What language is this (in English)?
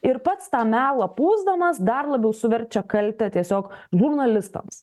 Lithuanian